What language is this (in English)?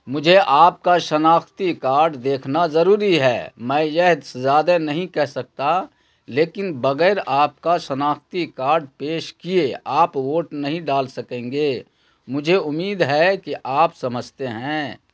Urdu